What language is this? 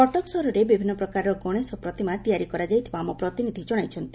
Odia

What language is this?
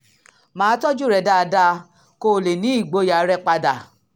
Yoruba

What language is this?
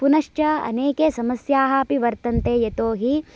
Sanskrit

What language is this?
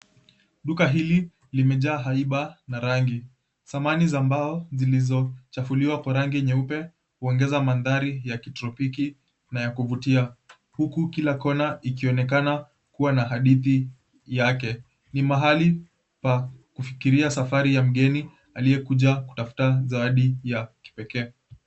Swahili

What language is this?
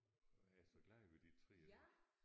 Danish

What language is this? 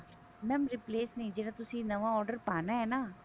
Punjabi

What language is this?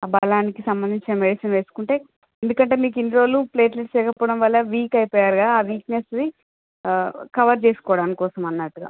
Telugu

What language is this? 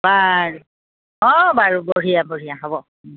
Assamese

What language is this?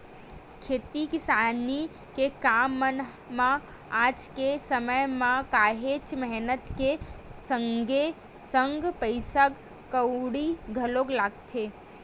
Chhattisgarhi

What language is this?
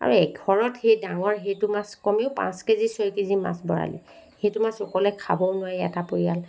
Assamese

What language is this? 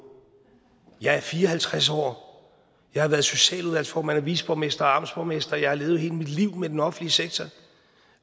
Danish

